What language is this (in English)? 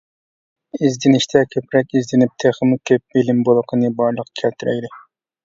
Uyghur